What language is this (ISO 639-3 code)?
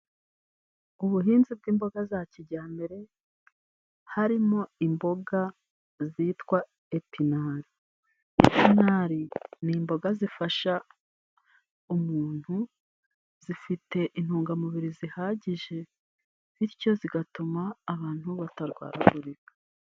kin